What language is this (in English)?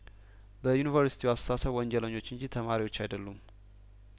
Amharic